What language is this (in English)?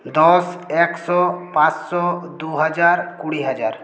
Bangla